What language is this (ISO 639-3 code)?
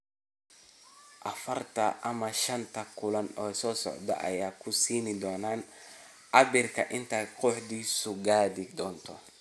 som